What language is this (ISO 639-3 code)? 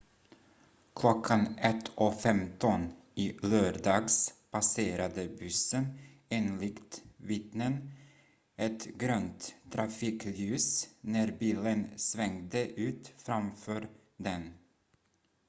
swe